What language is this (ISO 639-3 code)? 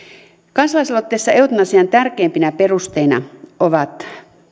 fin